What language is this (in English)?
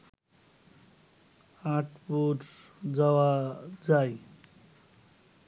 Bangla